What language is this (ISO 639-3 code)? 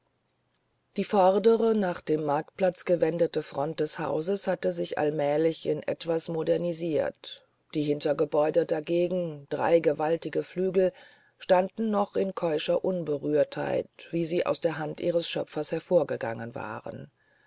deu